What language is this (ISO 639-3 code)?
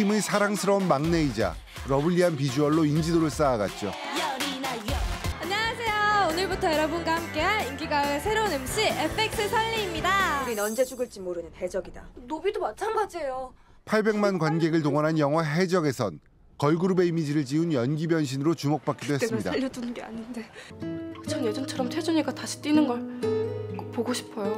kor